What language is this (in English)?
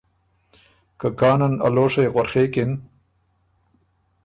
Ormuri